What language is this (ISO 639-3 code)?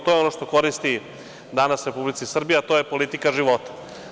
srp